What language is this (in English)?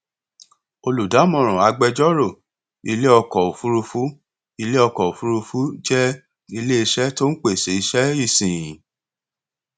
Yoruba